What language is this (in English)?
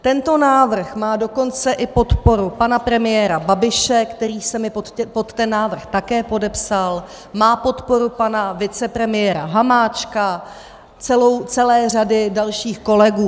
Czech